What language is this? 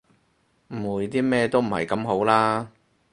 Cantonese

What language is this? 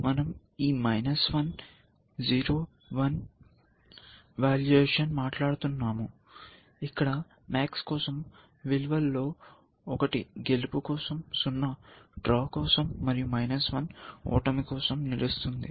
Telugu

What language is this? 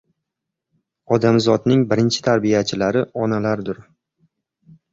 Uzbek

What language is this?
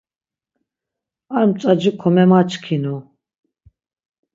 Laz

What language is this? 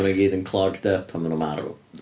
Welsh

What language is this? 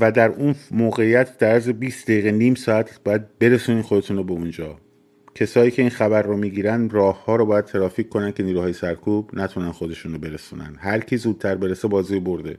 Persian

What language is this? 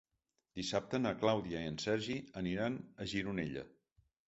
Catalan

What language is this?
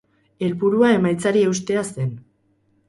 Basque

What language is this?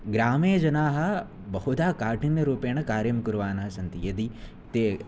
Sanskrit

